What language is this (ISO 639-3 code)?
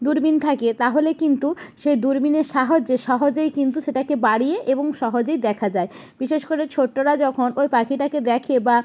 ben